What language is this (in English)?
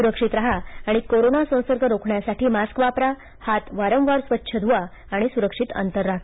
Marathi